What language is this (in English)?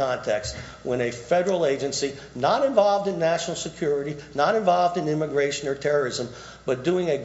English